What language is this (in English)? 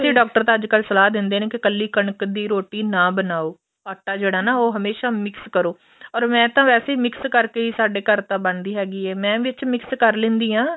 Punjabi